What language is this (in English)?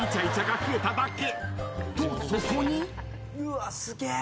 Japanese